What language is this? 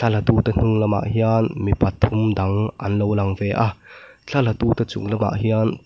Mizo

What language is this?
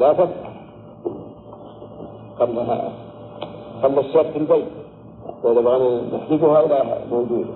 Arabic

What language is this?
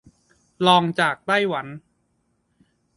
Thai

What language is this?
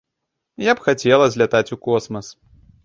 Belarusian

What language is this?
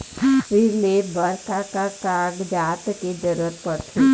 Chhattisgarhi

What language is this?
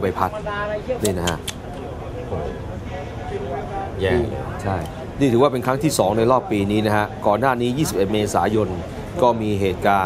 Thai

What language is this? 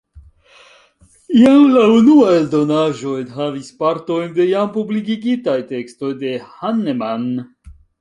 Esperanto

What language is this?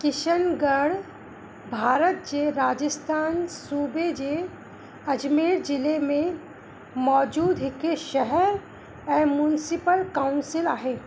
Sindhi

